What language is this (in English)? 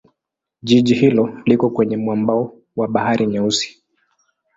Swahili